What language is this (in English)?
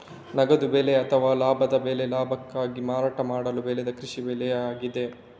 Kannada